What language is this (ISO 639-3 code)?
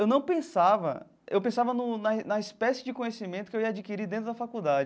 por